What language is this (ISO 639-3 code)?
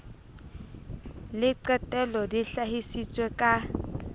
sot